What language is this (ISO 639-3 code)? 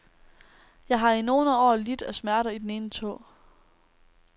dan